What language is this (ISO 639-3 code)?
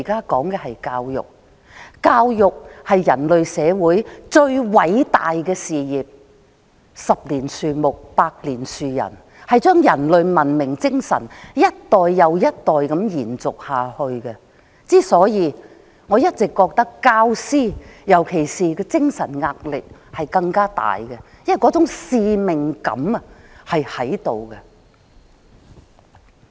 yue